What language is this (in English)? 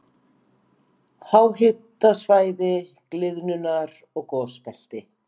Icelandic